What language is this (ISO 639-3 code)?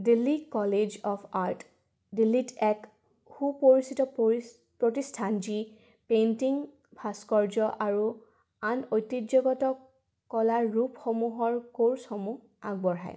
asm